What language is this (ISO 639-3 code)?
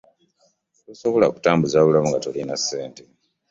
lug